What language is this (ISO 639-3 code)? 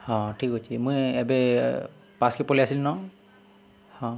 ori